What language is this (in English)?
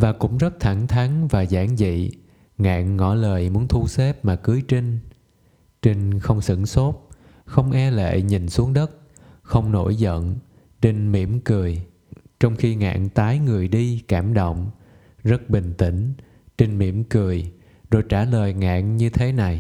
Vietnamese